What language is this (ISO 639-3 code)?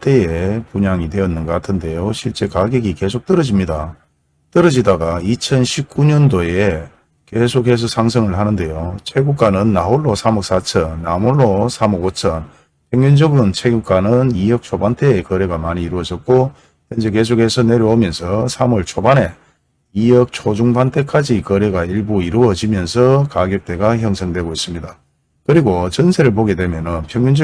kor